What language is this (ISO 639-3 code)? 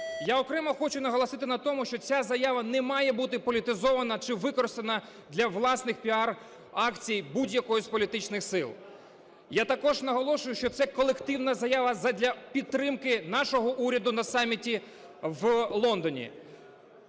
ukr